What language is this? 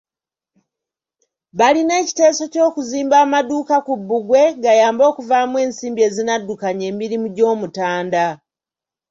Ganda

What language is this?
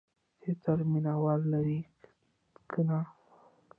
Pashto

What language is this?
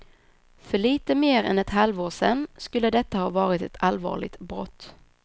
Swedish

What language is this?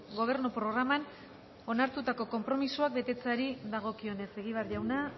Basque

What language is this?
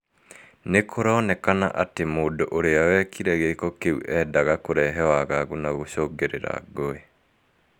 Kikuyu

